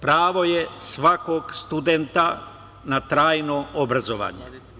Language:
Serbian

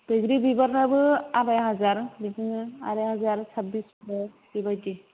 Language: Bodo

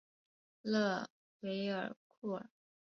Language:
Chinese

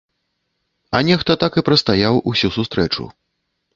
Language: Belarusian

